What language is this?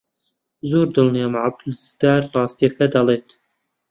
Central Kurdish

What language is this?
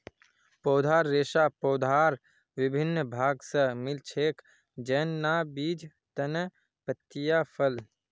Magahi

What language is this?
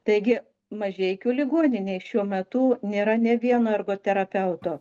Lithuanian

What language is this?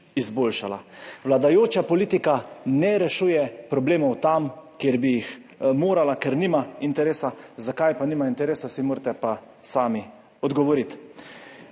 Slovenian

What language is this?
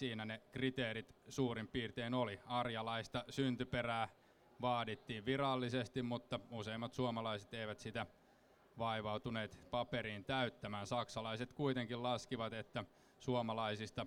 Finnish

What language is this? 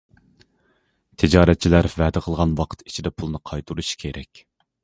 Uyghur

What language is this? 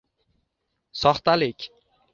Uzbek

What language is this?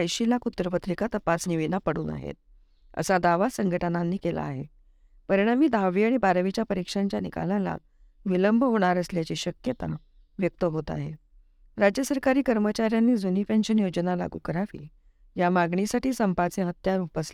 Marathi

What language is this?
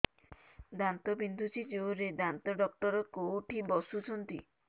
Odia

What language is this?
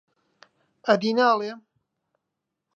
Central Kurdish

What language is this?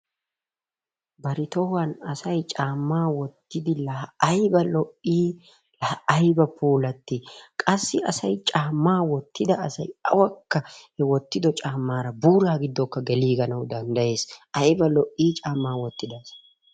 Wolaytta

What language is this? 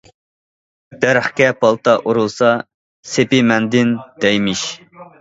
Uyghur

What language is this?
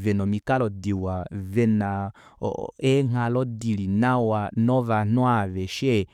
Kuanyama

